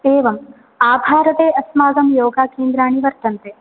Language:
Sanskrit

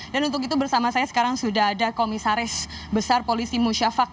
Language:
Indonesian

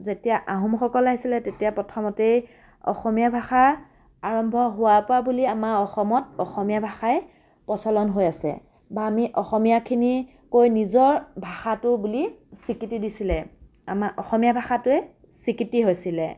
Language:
Assamese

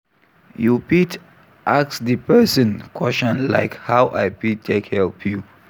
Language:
Nigerian Pidgin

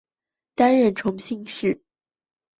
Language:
Chinese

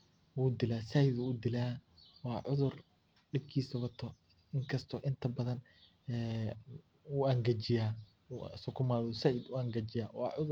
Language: Somali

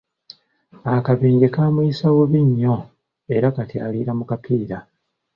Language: Ganda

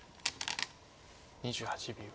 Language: Japanese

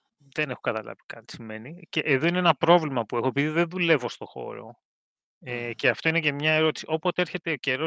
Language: Greek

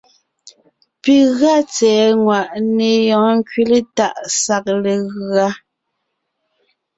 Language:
Ngiemboon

